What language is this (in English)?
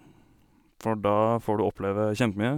Norwegian